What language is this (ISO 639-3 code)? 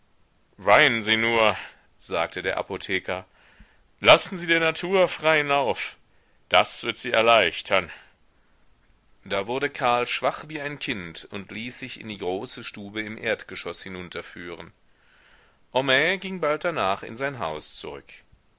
deu